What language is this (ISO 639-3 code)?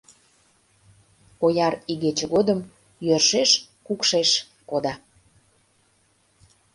chm